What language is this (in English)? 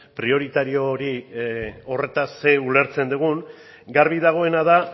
Basque